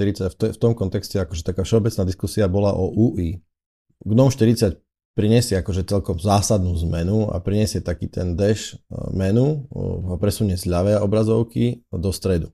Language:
Slovak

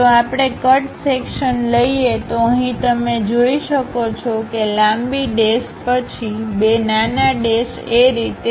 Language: Gujarati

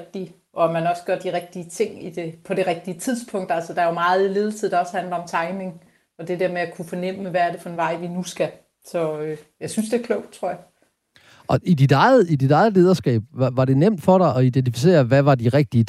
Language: Danish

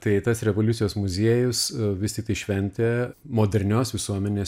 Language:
Lithuanian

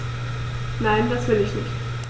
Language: German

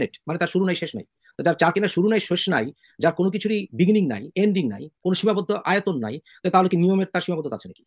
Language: Bangla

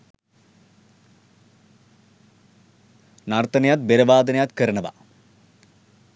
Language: Sinhala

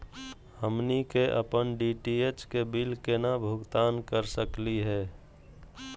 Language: Magahi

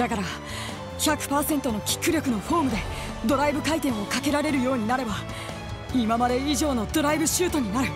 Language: Japanese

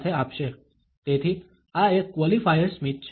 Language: Gujarati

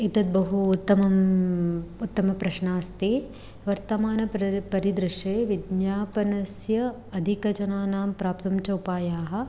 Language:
Sanskrit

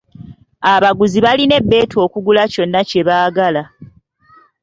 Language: Ganda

